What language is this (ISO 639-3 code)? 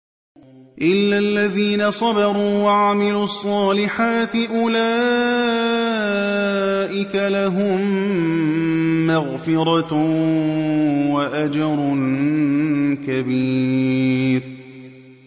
ara